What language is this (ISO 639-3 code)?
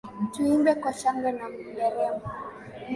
swa